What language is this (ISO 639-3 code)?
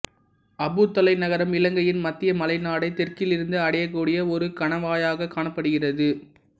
tam